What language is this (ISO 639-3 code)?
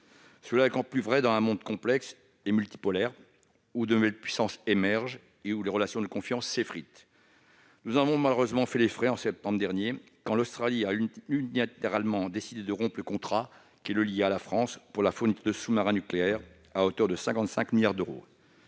fra